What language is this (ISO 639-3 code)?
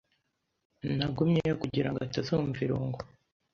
kin